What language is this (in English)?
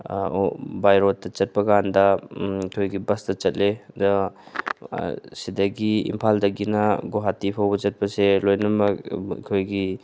Manipuri